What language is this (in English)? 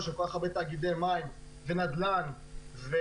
Hebrew